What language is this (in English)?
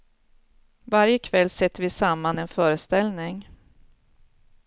Swedish